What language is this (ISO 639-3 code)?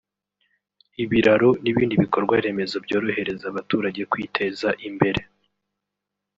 kin